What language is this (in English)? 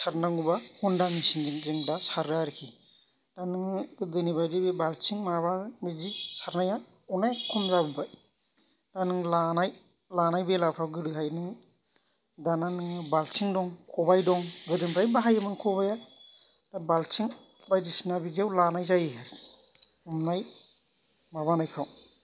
Bodo